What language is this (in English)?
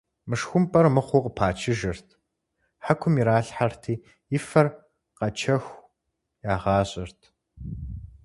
Kabardian